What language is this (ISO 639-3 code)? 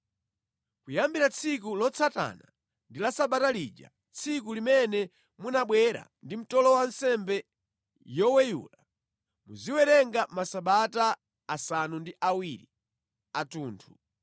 nya